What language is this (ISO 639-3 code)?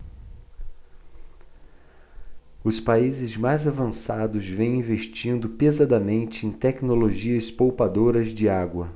por